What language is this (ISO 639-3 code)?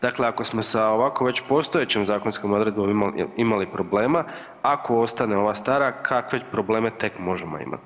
hrv